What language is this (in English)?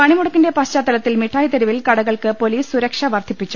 Malayalam